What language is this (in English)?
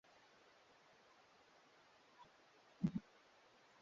Swahili